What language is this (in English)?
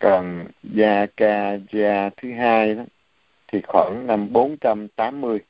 Vietnamese